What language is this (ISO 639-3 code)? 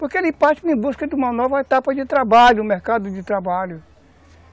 por